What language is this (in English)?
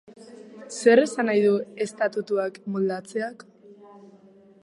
Basque